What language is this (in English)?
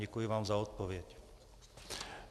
Czech